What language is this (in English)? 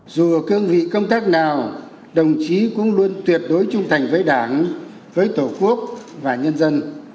Vietnamese